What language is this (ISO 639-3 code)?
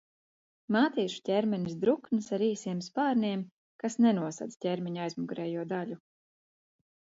lav